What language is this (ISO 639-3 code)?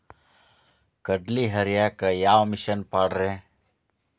kan